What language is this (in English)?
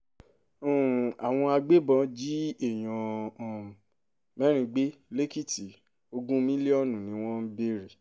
Yoruba